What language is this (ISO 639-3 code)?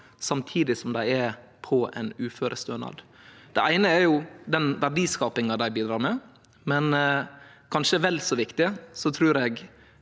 nor